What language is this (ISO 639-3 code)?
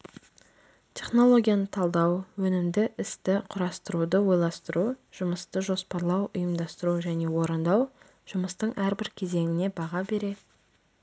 kaz